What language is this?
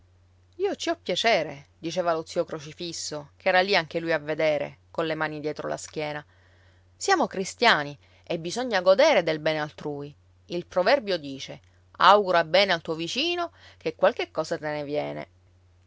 Italian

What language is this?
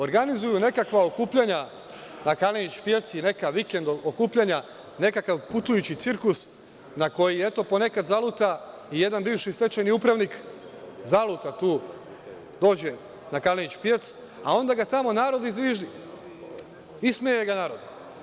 Serbian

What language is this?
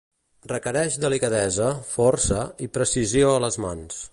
Catalan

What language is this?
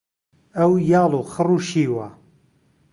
Central Kurdish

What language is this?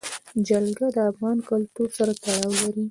Pashto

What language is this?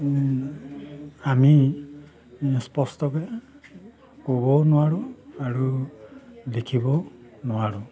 Assamese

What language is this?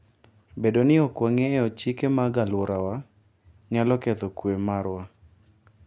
Luo (Kenya and Tanzania)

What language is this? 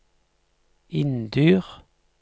Norwegian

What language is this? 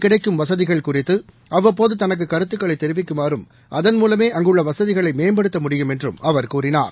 Tamil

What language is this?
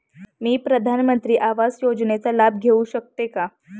Marathi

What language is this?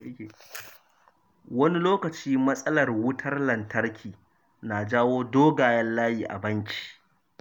Hausa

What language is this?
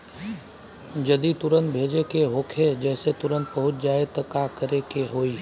Bhojpuri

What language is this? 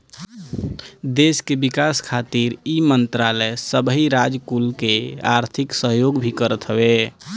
Bhojpuri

